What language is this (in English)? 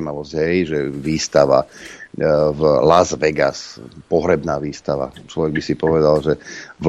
Slovak